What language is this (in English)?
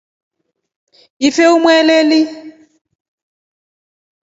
Rombo